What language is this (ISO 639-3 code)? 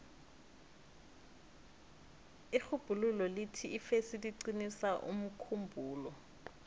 nbl